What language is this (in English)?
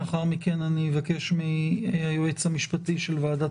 Hebrew